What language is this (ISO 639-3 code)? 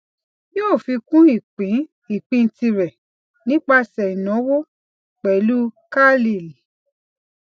yor